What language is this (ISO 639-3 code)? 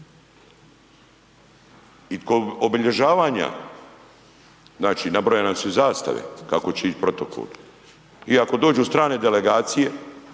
hrv